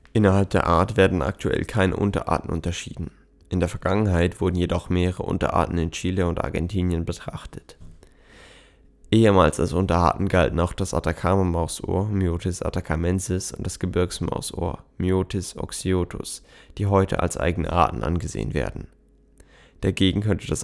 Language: German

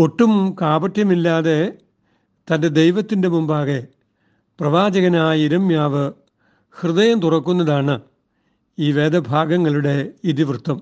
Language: Malayalam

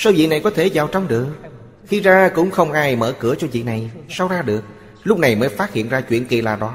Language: Vietnamese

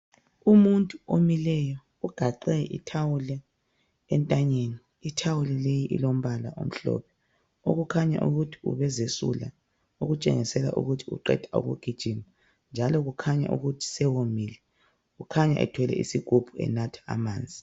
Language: North Ndebele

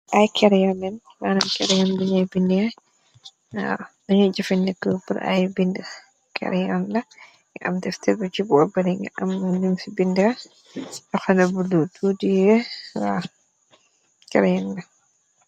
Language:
Wolof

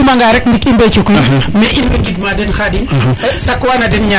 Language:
Serer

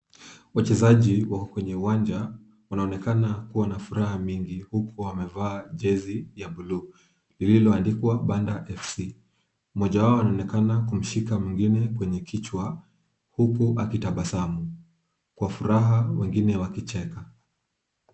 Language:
Swahili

